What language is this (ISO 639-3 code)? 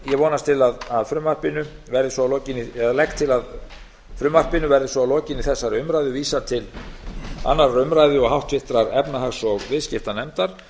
isl